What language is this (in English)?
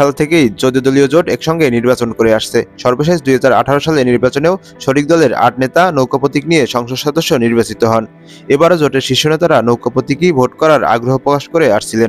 Romanian